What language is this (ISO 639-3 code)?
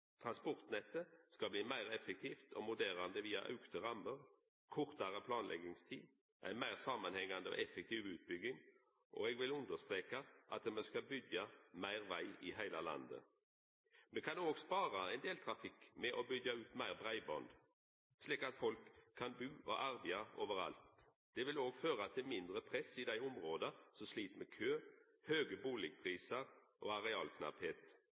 nno